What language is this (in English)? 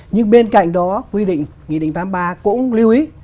Vietnamese